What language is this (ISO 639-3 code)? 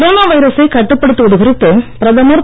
tam